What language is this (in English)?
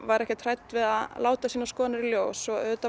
Icelandic